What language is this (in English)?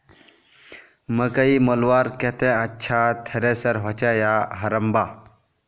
Magahi